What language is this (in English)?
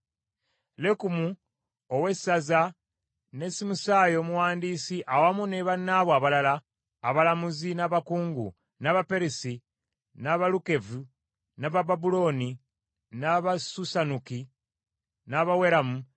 Ganda